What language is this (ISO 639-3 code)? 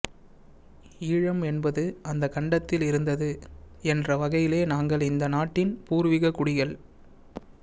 tam